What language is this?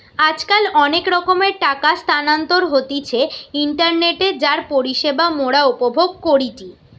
Bangla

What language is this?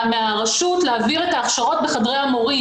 Hebrew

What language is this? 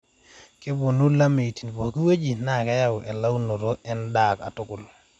Masai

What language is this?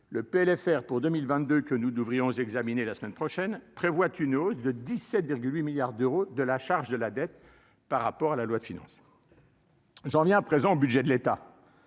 French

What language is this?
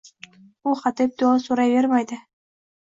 Uzbek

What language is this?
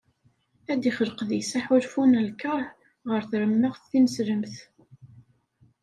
Kabyle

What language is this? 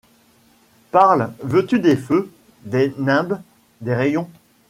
French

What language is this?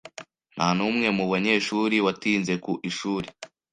Kinyarwanda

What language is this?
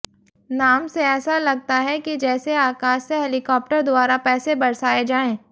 Hindi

